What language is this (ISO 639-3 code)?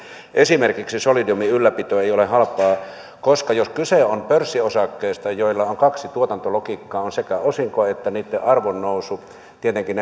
fin